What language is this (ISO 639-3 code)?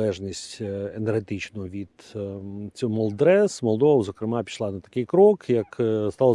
ukr